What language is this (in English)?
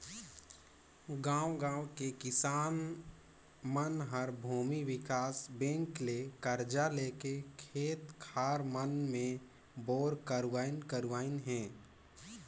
Chhattisgarhi